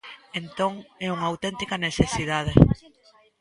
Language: Galician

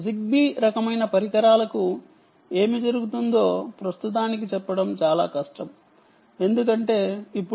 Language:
Telugu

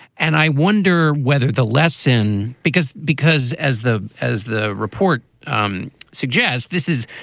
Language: English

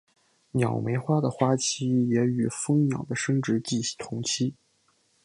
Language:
Chinese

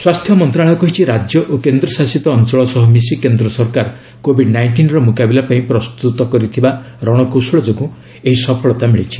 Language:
Odia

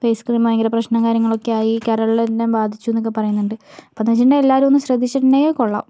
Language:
Malayalam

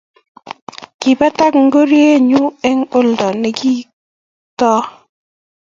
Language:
Kalenjin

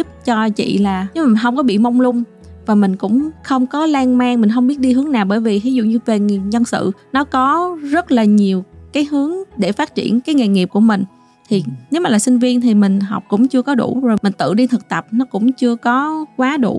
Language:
Vietnamese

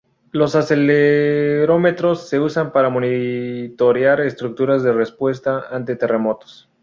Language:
Spanish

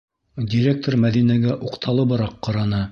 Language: Bashkir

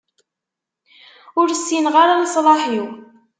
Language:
Kabyle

